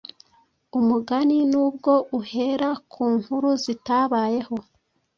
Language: Kinyarwanda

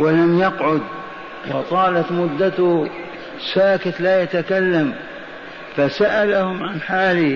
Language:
Arabic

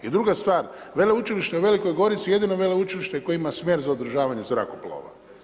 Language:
Croatian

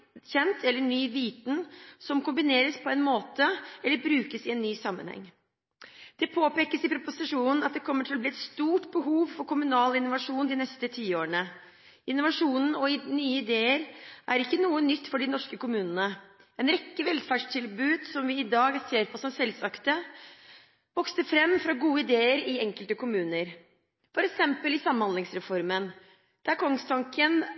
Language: Norwegian Bokmål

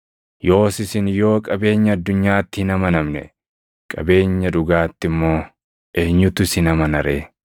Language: Oromo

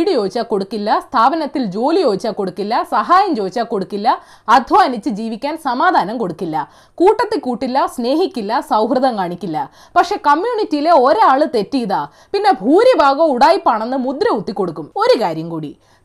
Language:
Malayalam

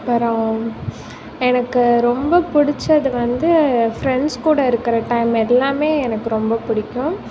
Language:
Tamil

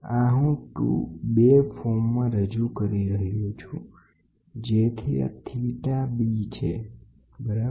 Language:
Gujarati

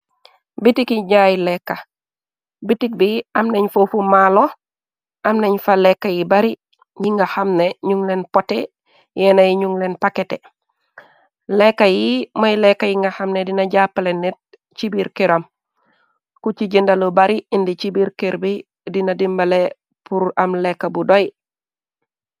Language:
Wolof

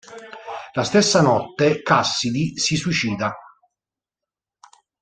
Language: Italian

